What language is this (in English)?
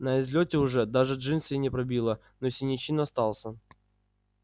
Russian